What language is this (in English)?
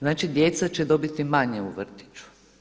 Croatian